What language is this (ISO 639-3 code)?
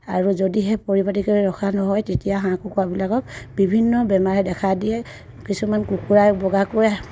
asm